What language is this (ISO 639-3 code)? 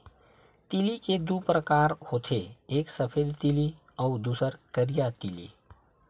hne